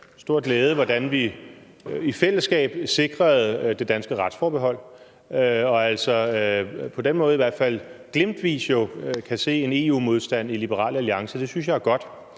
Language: Danish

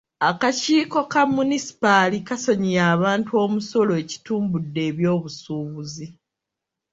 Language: Ganda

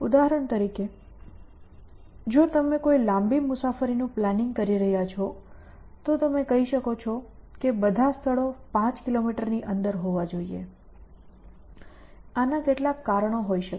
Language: Gujarati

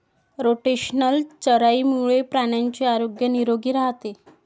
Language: Marathi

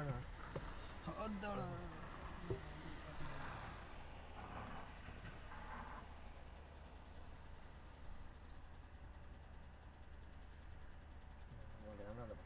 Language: Chinese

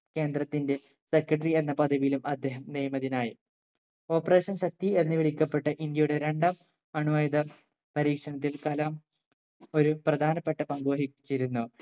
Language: Malayalam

